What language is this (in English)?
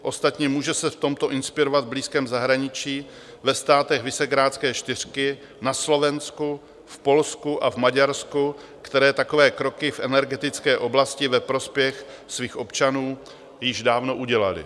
Czech